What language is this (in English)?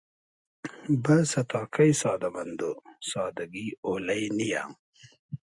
Hazaragi